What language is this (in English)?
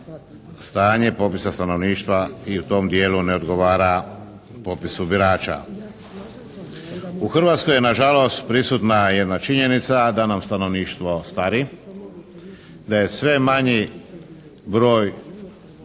Croatian